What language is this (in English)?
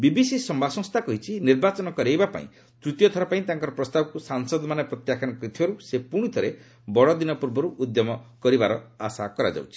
Odia